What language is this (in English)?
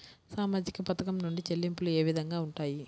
Telugu